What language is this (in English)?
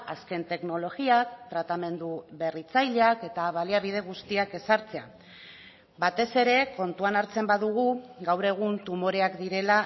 Basque